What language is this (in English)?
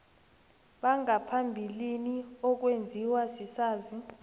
South Ndebele